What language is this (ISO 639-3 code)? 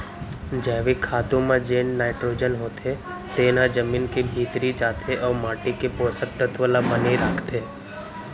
hne